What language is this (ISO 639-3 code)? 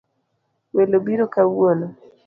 luo